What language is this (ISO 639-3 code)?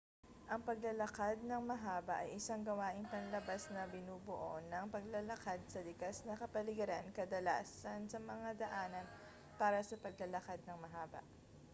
fil